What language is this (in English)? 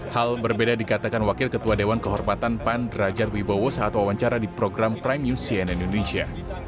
Indonesian